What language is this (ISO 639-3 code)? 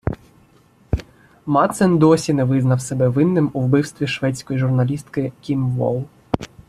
ukr